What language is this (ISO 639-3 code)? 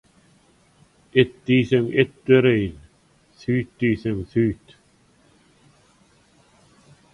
tuk